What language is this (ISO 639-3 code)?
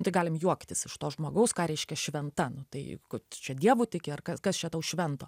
lit